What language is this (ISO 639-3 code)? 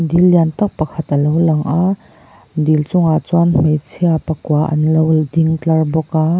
lus